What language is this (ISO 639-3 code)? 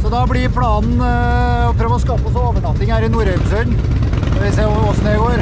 nor